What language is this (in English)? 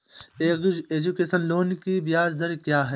Hindi